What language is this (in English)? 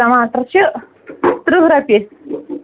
Kashmiri